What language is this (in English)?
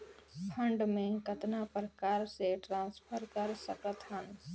Chhattisgarhi